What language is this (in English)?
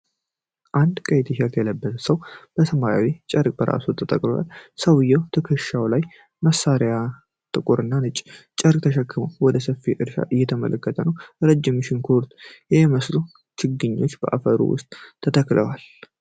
Amharic